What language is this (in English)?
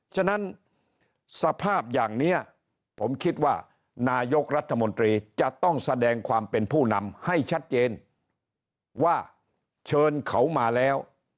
Thai